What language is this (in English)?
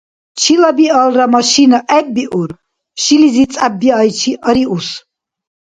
Dargwa